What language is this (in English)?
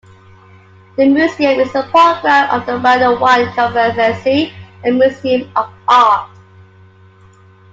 English